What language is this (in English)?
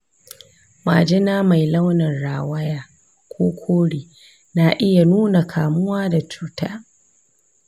Hausa